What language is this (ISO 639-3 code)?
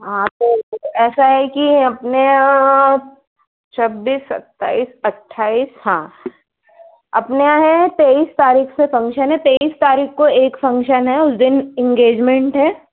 hin